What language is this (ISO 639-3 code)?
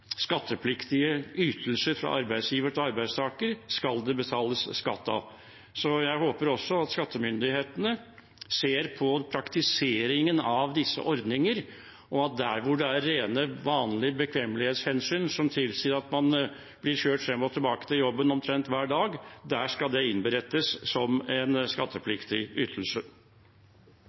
nob